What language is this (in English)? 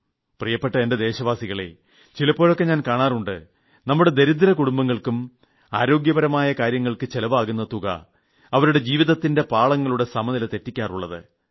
Malayalam